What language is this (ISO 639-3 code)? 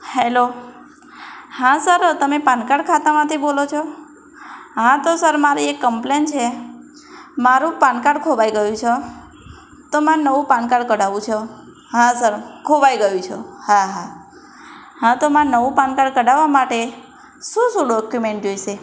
guj